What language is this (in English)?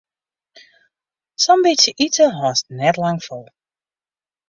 Western Frisian